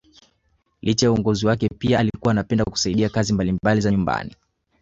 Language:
Swahili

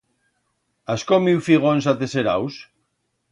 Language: Aragonese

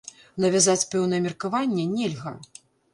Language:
Belarusian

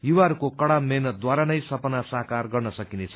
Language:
Nepali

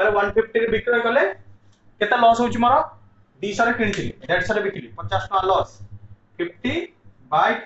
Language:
Hindi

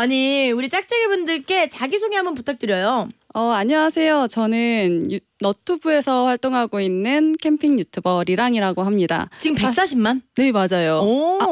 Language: Korean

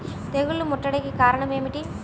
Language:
Telugu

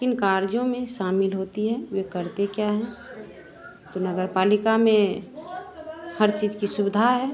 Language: Hindi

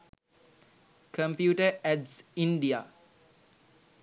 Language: Sinhala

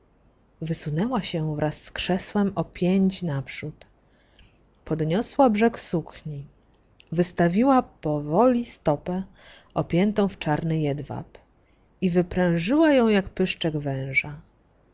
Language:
Polish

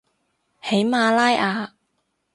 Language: Cantonese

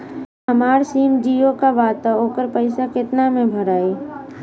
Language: Bhojpuri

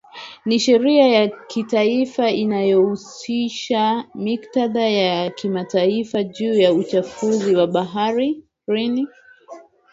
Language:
Swahili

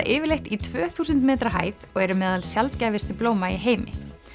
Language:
Icelandic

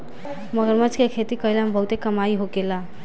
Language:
Bhojpuri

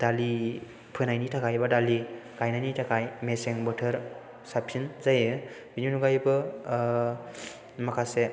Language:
Bodo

